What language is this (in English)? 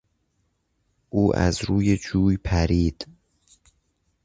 Persian